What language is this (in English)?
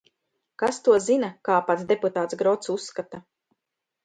Latvian